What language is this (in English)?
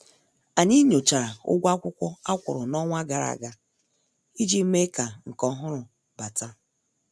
Igbo